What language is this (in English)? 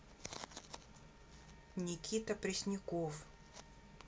Russian